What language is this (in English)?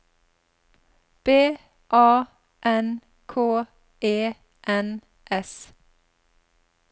Norwegian